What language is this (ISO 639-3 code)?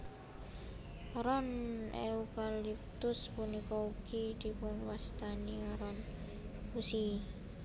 jav